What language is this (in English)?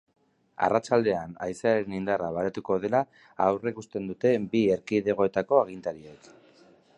Basque